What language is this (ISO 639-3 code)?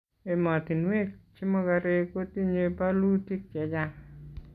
kln